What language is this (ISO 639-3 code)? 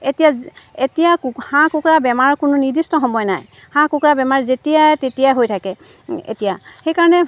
asm